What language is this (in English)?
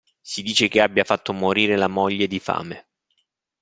Italian